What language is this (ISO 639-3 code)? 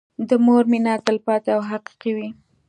pus